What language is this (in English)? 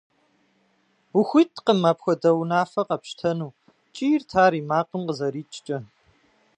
Kabardian